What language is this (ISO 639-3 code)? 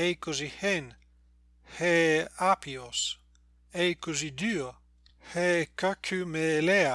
ell